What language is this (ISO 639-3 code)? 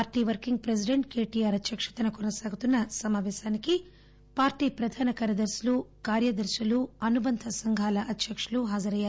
tel